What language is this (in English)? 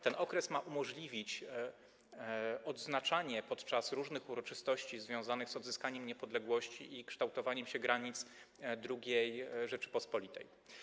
Polish